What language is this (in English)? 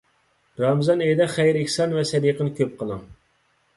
Uyghur